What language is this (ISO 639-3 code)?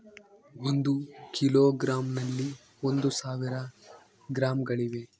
kan